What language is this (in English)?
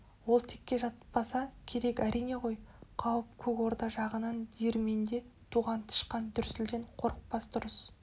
Kazakh